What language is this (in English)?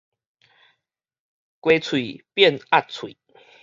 Min Nan Chinese